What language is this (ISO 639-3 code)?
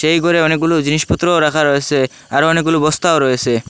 ben